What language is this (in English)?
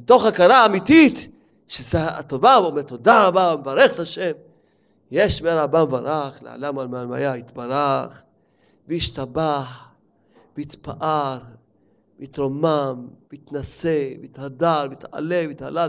Hebrew